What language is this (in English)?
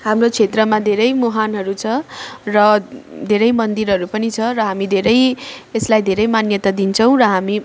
Nepali